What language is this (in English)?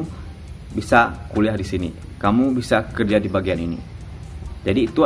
Indonesian